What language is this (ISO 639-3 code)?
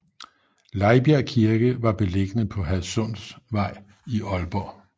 dan